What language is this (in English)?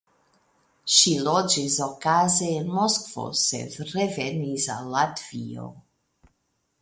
Esperanto